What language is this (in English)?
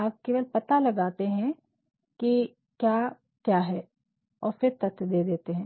Hindi